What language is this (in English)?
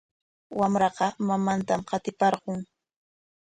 Corongo Ancash Quechua